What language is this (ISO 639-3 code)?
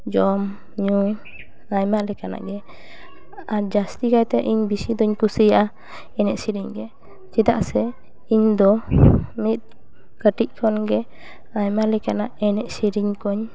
sat